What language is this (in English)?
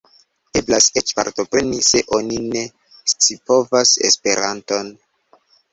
Esperanto